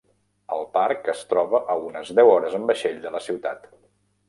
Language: Catalan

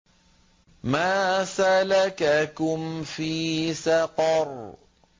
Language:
Arabic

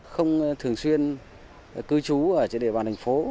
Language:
Vietnamese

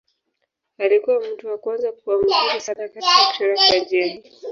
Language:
Swahili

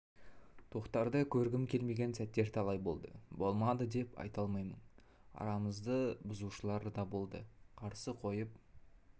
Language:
Kazakh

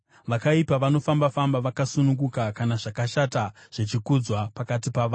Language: Shona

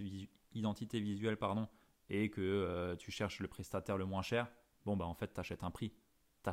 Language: French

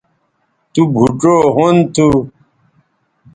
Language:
Bateri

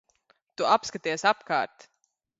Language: Latvian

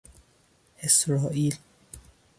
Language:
Persian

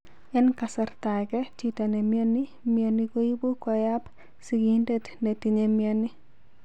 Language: Kalenjin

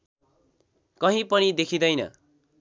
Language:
Nepali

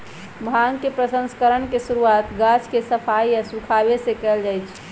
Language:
Magahi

